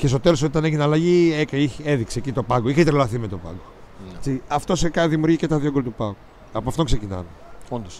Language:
Greek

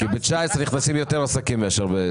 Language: Hebrew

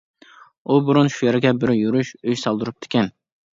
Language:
Uyghur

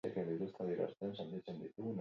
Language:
Basque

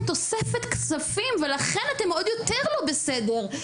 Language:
Hebrew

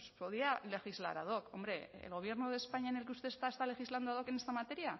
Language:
Spanish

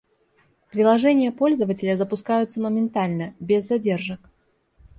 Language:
Russian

